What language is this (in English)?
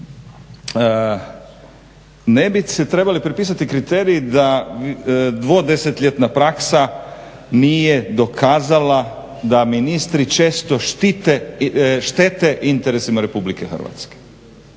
Croatian